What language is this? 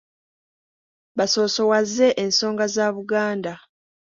Ganda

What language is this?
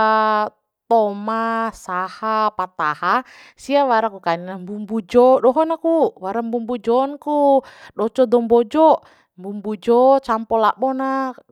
Bima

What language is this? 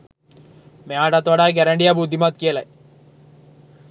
Sinhala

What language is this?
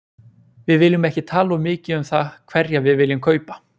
Icelandic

